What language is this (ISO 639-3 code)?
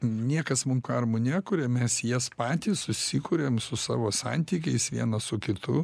lit